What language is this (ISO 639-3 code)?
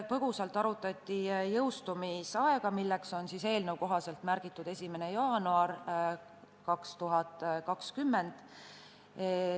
est